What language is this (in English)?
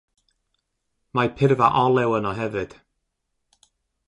Welsh